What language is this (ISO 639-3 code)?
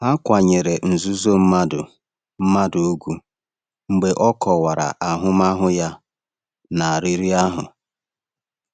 ibo